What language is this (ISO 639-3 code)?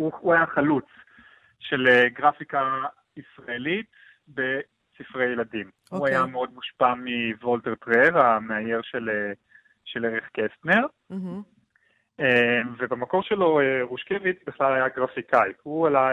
heb